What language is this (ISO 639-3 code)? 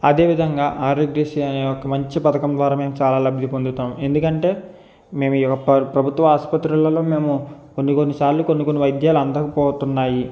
tel